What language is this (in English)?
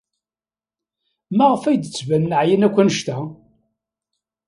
Kabyle